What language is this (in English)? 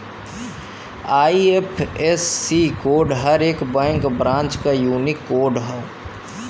Bhojpuri